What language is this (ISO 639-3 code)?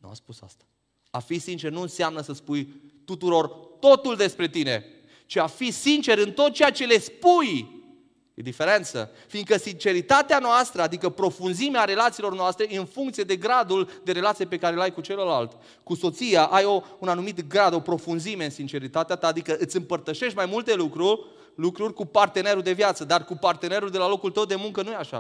ron